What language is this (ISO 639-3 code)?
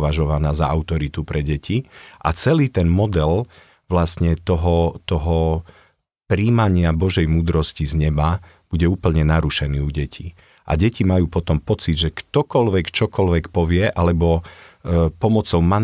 slk